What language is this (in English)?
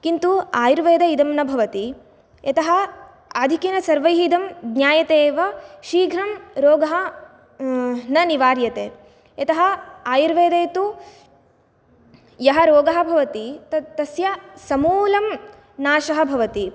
Sanskrit